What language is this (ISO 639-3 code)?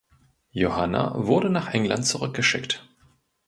deu